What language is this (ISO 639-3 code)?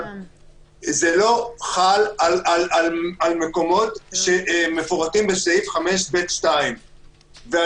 heb